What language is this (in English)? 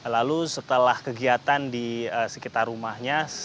Indonesian